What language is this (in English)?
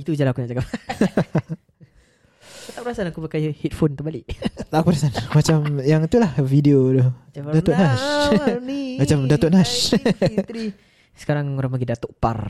Malay